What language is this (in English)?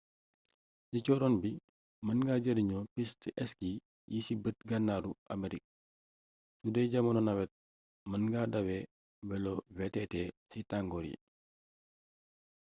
Wolof